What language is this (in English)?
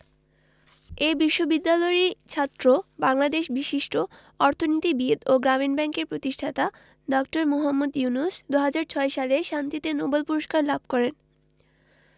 Bangla